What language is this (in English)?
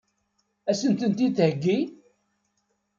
Kabyle